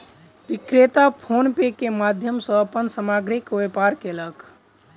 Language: Maithili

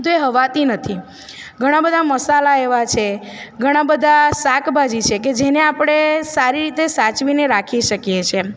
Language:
Gujarati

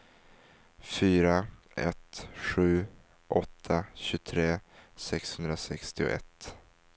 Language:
Swedish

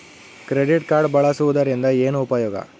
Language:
Kannada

